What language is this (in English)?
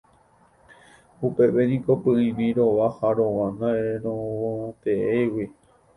Guarani